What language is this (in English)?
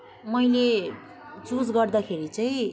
Nepali